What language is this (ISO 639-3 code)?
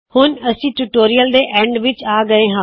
pan